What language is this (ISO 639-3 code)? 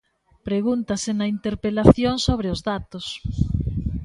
glg